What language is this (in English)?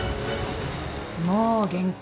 Japanese